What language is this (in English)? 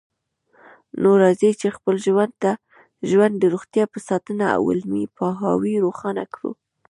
Pashto